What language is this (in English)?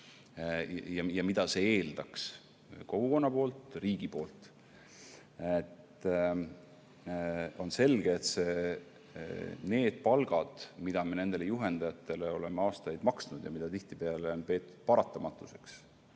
Estonian